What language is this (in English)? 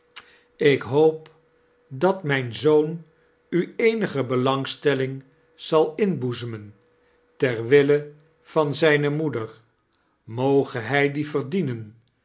Dutch